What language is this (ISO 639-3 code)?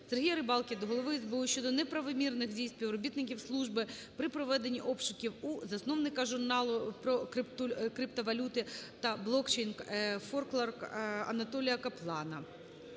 ukr